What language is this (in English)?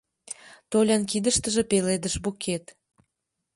Mari